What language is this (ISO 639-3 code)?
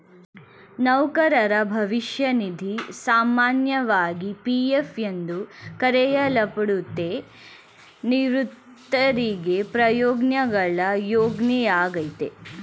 kan